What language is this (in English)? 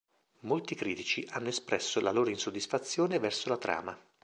Italian